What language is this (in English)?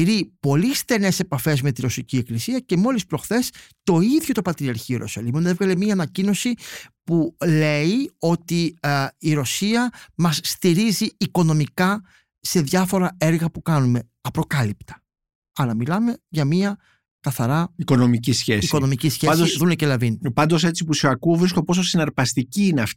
Greek